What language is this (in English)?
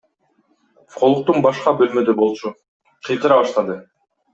Kyrgyz